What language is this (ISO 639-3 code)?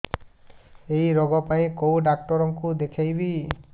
ori